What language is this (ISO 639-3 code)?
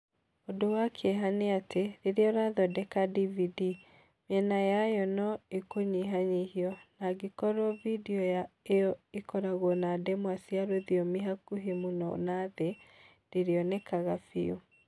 kik